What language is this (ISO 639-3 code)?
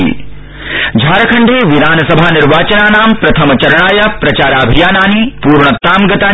san